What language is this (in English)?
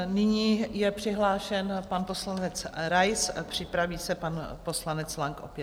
Czech